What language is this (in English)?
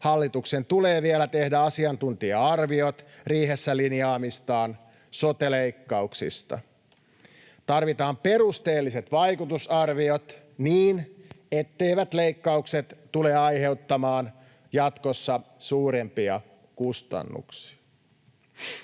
Finnish